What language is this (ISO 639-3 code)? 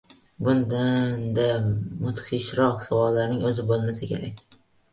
uzb